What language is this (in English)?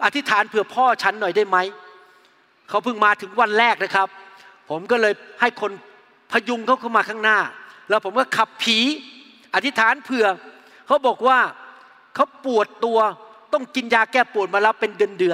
Thai